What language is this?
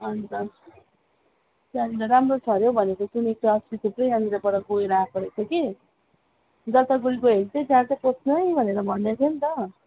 Nepali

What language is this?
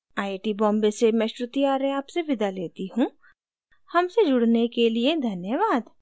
Hindi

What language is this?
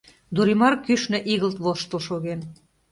Mari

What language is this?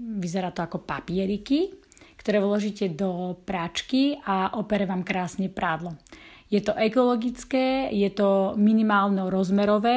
Slovak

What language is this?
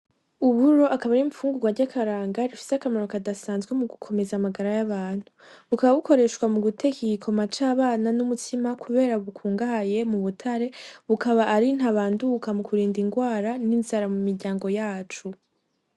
Rundi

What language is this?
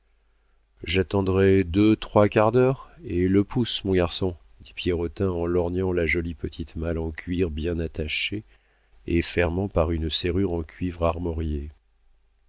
French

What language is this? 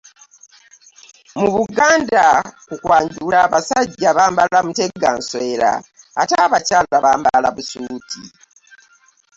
Ganda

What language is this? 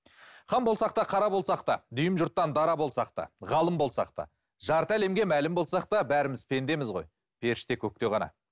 Kazakh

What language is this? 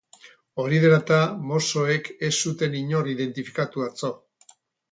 Basque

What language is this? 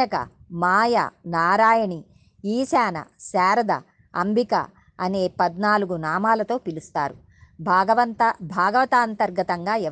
Telugu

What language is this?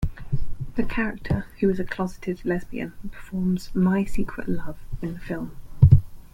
English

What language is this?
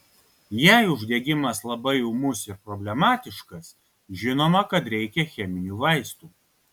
Lithuanian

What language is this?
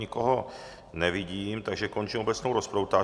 Czech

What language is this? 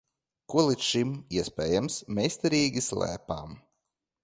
Latvian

